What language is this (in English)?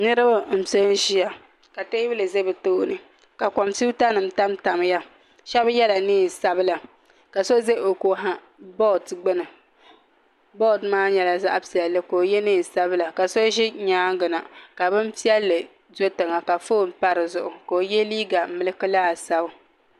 Dagbani